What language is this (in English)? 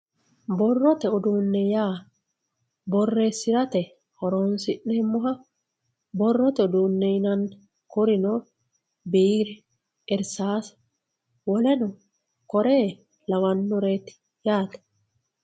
Sidamo